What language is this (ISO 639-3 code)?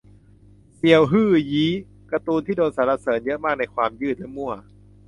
tha